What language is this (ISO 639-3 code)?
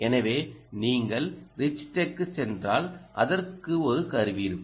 tam